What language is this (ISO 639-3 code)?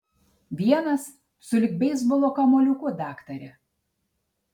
lit